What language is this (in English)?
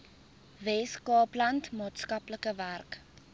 Afrikaans